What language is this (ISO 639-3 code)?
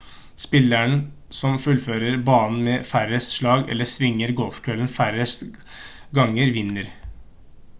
nob